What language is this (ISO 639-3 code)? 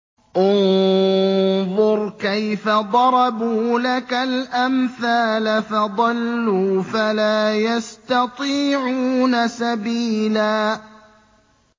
ara